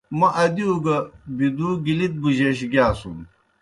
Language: Kohistani Shina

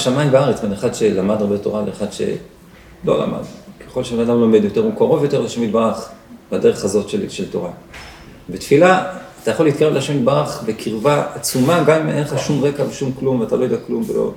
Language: Hebrew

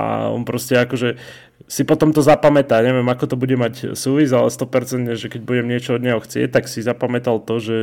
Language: Slovak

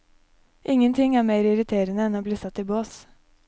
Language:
Norwegian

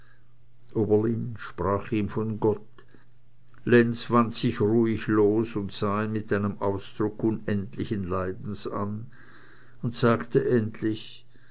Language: German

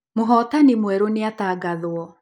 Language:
Kikuyu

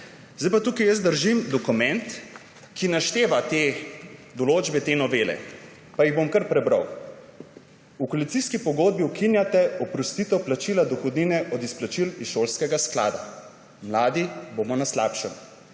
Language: Slovenian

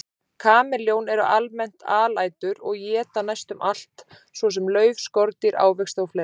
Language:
Icelandic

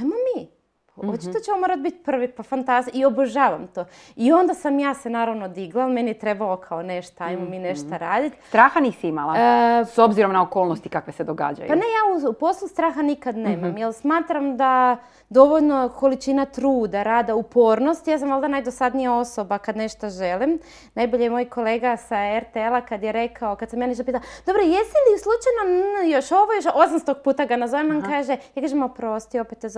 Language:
Croatian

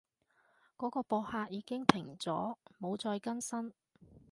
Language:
Cantonese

